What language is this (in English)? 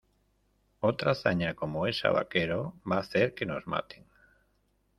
Spanish